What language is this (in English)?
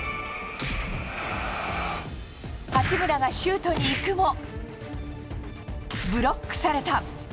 Japanese